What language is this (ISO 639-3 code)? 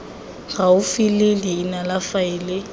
tsn